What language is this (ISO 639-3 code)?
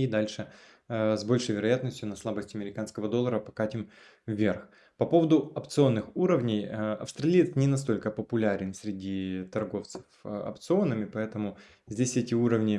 rus